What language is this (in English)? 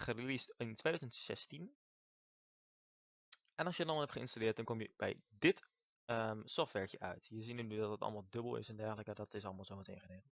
Dutch